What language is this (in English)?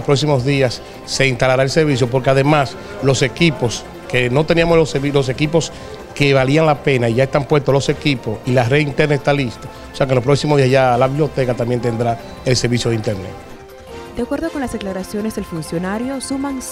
Spanish